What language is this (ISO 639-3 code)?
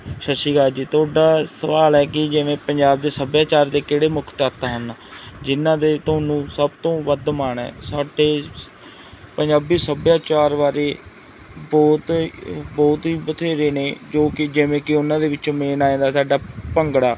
pan